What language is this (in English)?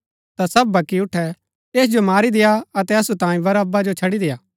Gaddi